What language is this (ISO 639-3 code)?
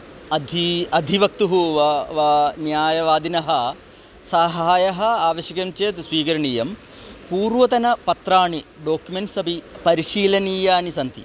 san